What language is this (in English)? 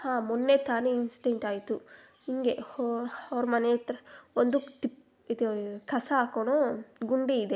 Kannada